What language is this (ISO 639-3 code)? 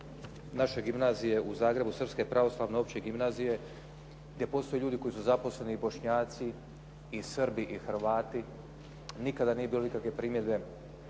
hrv